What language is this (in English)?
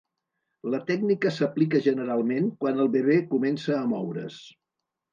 Catalan